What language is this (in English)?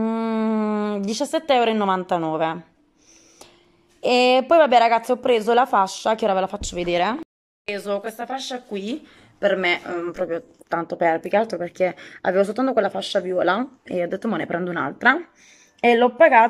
Italian